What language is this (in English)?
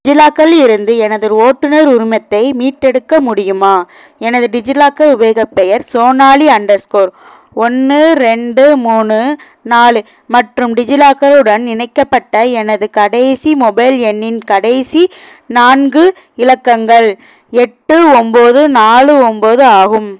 Tamil